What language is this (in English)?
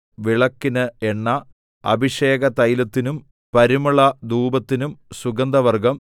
Malayalam